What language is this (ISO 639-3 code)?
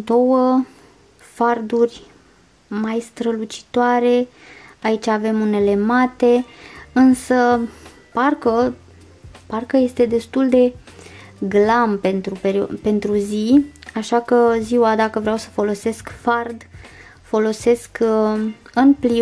ron